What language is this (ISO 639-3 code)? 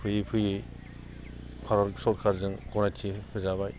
brx